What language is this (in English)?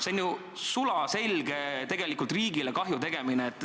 Estonian